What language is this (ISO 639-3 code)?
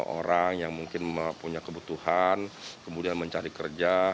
ind